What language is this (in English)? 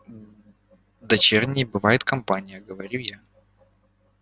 Russian